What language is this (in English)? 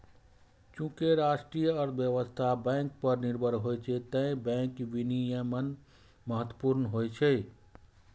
Maithili